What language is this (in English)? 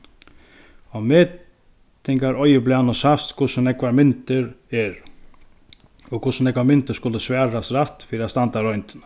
Faroese